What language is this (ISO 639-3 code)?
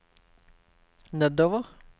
nor